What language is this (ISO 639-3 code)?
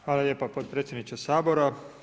hrv